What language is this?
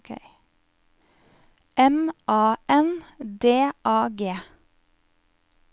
Norwegian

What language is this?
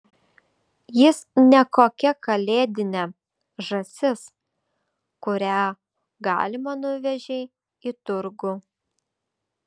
Lithuanian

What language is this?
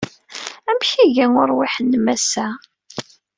Kabyle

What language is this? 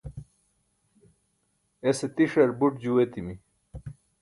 Burushaski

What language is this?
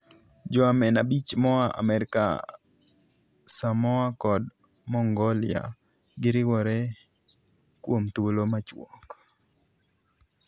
Luo (Kenya and Tanzania)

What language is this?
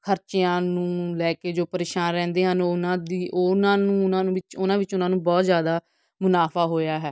Punjabi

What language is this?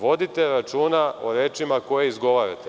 Serbian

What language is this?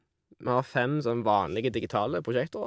Norwegian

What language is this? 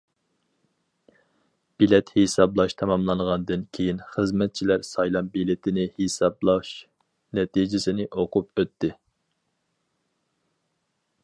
Uyghur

